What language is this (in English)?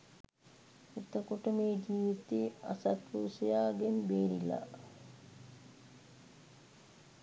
Sinhala